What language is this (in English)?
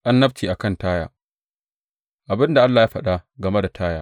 Hausa